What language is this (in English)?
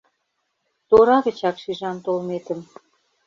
Mari